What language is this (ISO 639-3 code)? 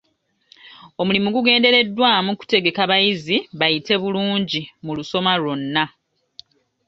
lug